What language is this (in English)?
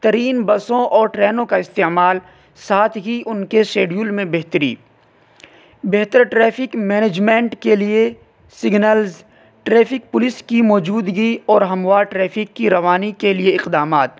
Urdu